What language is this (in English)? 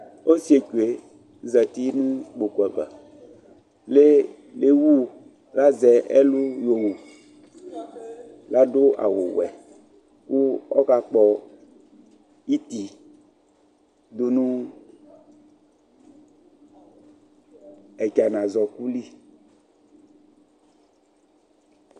Ikposo